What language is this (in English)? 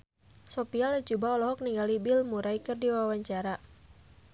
Sundanese